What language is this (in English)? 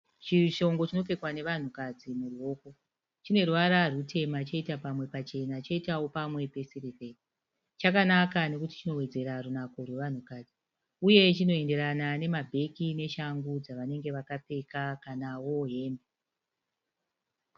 Shona